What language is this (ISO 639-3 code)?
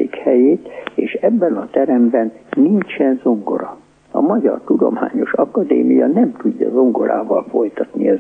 hun